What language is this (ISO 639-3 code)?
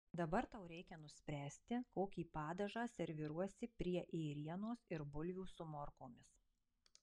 lit